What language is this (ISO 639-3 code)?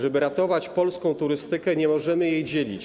pol